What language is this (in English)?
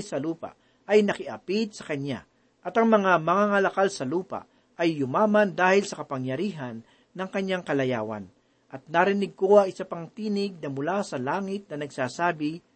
Filipino